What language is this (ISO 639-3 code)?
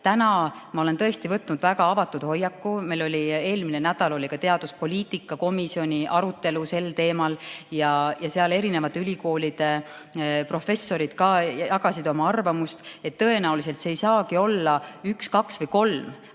est